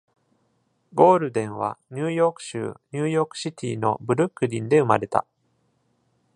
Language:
Japanese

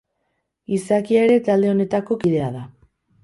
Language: Basque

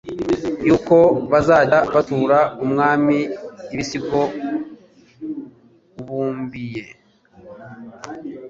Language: Kinyarwanda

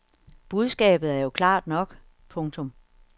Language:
Danish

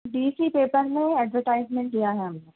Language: Urdu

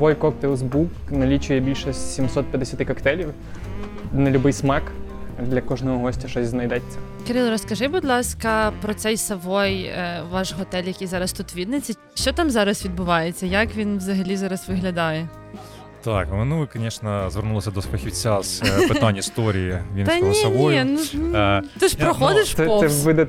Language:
Ukrainian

